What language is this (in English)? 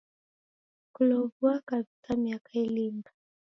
Taita